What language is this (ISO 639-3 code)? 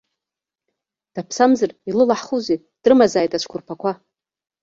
abk